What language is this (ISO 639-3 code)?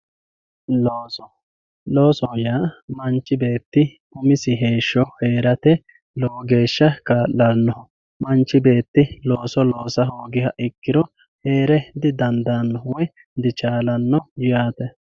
sid